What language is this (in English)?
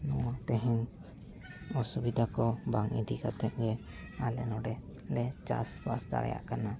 Santali